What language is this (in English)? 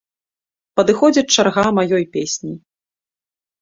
Belarusian